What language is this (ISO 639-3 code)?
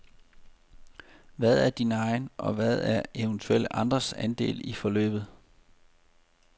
dan